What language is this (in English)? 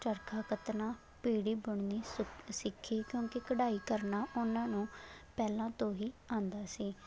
Punjabi